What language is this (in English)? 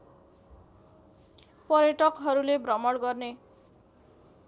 Nepali